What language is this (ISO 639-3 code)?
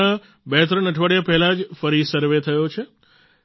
guj